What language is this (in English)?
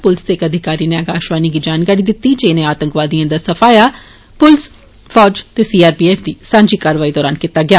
Dogri